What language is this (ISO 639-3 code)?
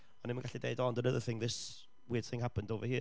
cym